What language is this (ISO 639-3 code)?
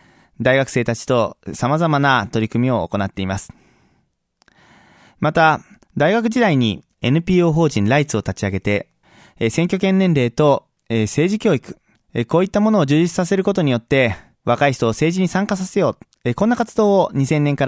jpn